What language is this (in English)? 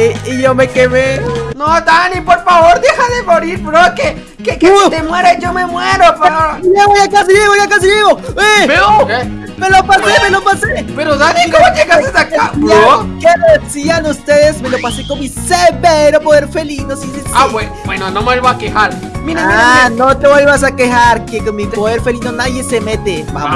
Spanish